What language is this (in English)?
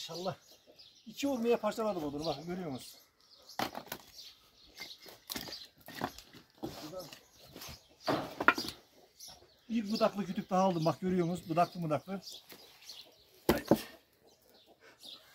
Turkish